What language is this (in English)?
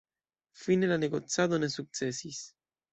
Esperanto